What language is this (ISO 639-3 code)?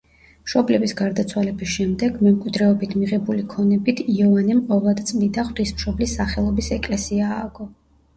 kat